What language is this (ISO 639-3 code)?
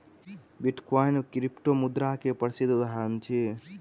mai